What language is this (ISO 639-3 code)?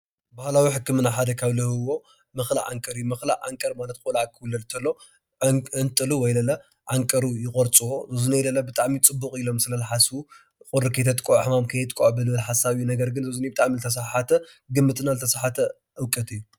tir